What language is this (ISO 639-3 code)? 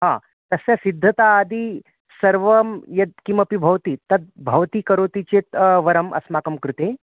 san